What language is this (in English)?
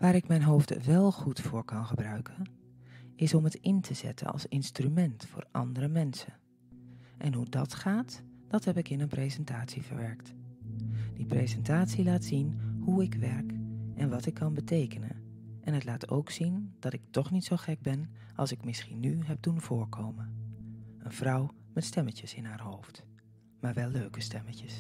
Dutch